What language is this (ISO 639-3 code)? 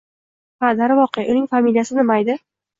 uzb